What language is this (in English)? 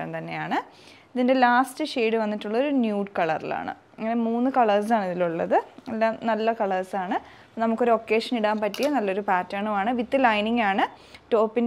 Malayalam